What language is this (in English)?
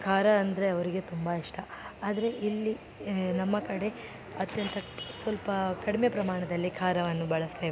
Kannada